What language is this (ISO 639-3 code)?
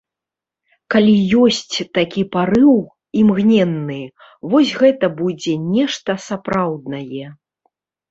bel